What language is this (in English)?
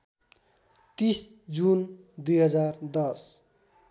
Nepali